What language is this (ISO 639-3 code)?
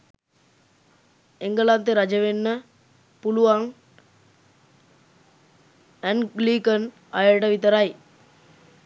sin